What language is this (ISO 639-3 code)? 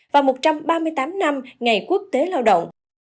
vie